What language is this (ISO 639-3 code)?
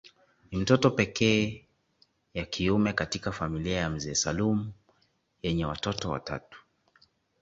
swa